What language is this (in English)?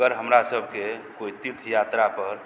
Maithili